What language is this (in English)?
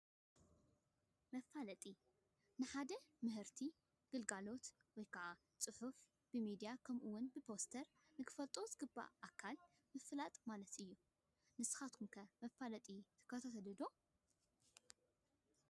Tigrinya